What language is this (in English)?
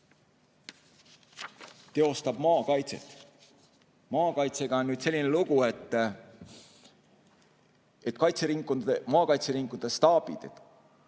Estonian